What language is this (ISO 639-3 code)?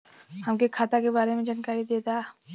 bho